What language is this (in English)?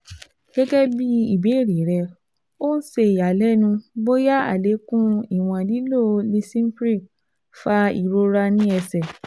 Yoruba